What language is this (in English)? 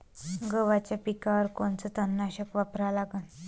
Marathi